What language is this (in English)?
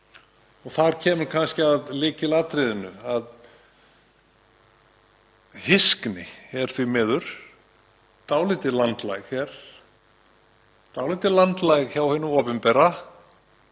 Icelandic